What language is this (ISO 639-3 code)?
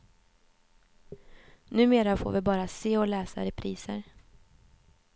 swe